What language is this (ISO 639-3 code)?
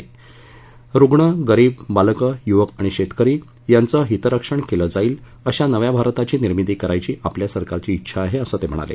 mar